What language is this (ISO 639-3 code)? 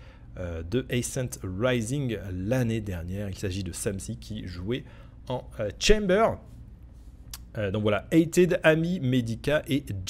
fra